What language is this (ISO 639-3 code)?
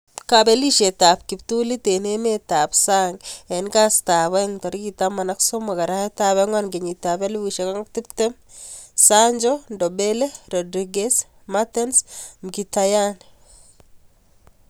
kln